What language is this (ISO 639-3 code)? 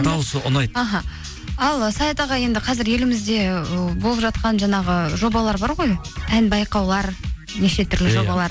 kaz